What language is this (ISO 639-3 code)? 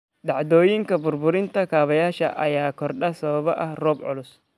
som